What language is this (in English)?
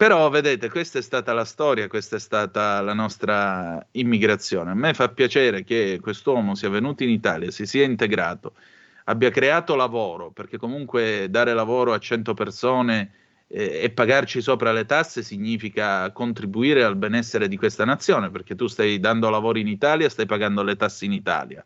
Italian